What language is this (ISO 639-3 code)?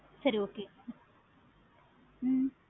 tam